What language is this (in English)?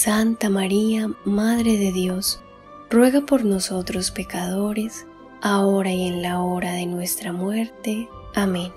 Spanish